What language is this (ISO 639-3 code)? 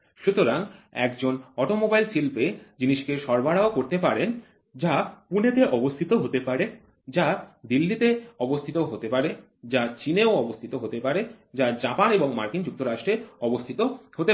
ben